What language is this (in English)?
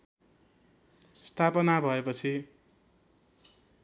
Nepali